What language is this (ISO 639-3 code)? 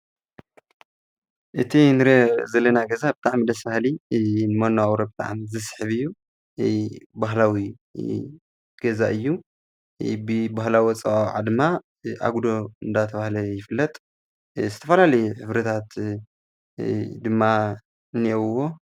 tir